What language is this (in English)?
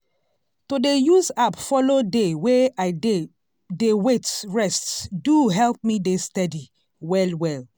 Nigerian Pidgin